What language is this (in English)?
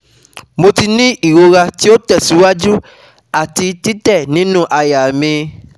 Yoruba